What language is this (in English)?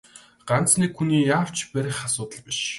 Mongolian